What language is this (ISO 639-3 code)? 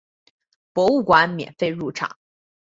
zho